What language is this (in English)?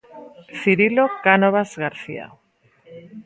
Galician